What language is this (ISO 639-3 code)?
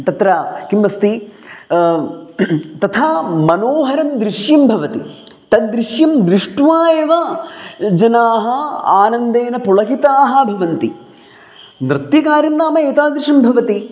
san